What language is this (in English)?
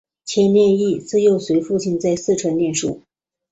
Chinese